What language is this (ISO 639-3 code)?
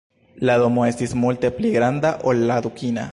epo